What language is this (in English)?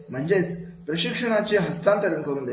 Marathi